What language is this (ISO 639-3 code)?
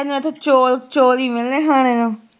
pan